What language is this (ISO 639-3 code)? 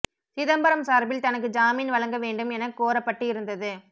tam